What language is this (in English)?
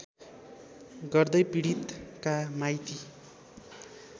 Nepali